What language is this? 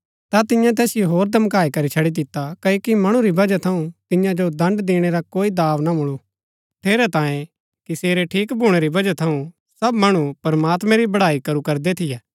Gaddi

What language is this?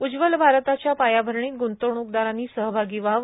Marathi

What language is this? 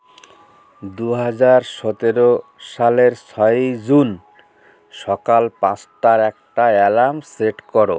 Bangla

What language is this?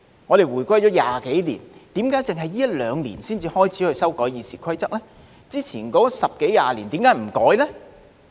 Cantonese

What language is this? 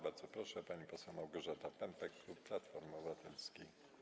Polish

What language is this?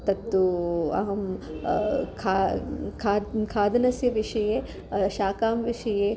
Sanskrit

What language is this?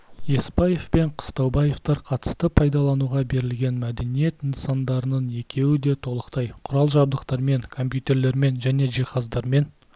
Kazakh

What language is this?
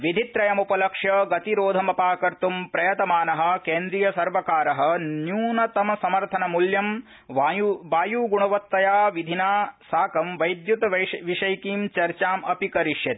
Sanskrit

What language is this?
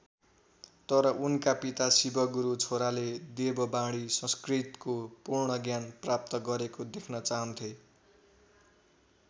Nepali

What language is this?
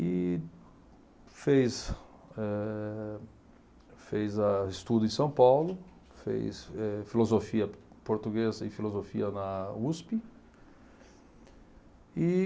Portuguese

